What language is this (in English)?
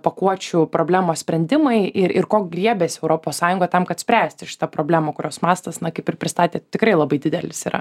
Lithuanian